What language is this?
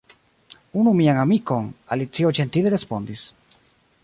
Esperanto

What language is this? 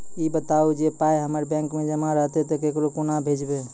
Maithili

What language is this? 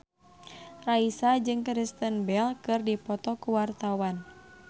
Sundanese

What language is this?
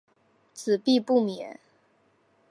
Chinese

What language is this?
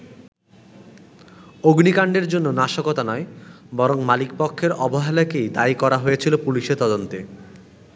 Bangla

